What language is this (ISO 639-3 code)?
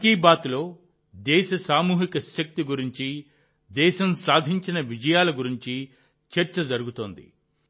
tel